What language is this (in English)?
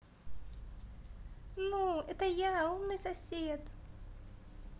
Russian